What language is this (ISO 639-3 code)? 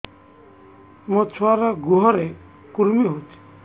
ori